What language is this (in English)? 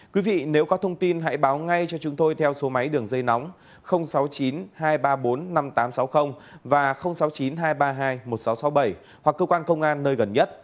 Vietnamese